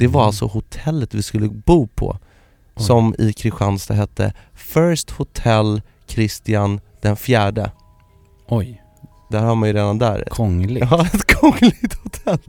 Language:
Swedish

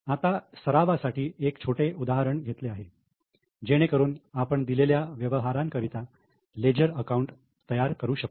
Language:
Marathi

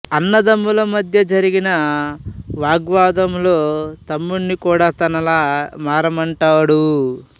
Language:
Telugu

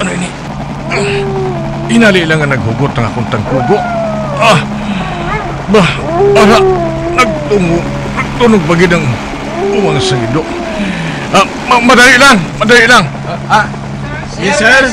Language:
Filipino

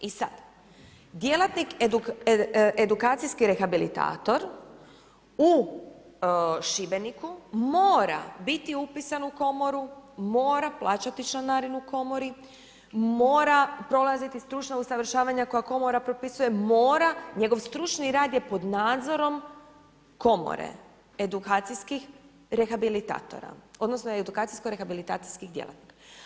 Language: Croatian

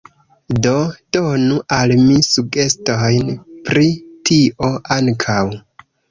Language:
Esperanto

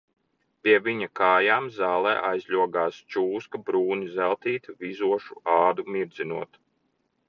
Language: Latvian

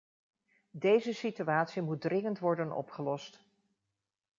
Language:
Dutch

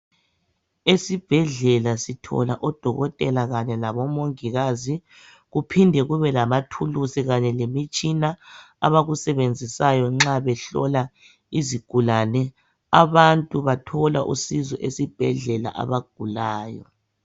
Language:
North Ndebele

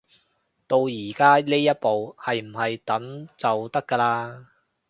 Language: Cantonese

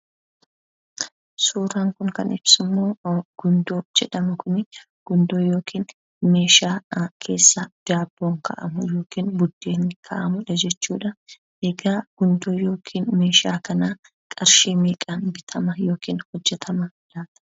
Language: Oromo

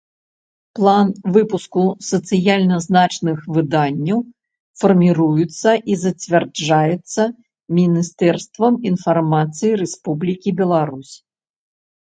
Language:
Belarusian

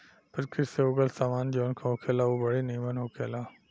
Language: Bhojpuri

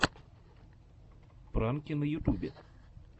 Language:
Russian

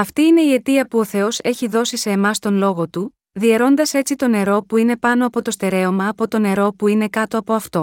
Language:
Greek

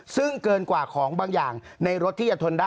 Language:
Thai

